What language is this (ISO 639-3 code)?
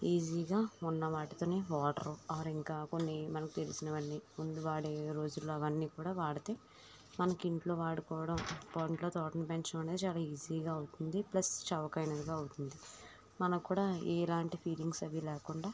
tel